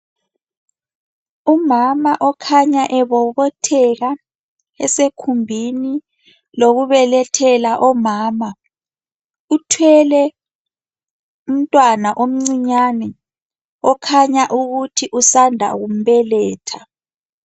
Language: North Ndebele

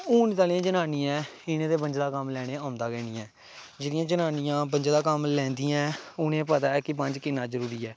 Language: Dogri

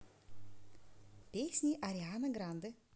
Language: Russian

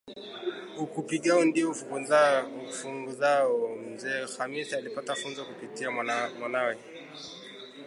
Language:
Swahili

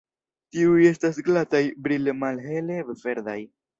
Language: Esperanto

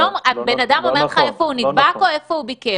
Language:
Hebrew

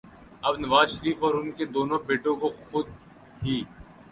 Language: Urdu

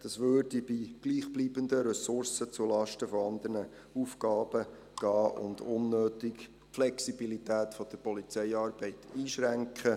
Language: Swiss German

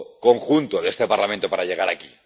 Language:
Spanish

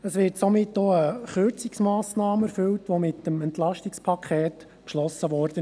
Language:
Swiss German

